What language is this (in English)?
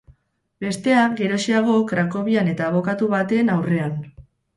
Basque